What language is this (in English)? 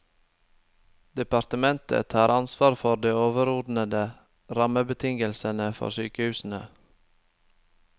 Norwegian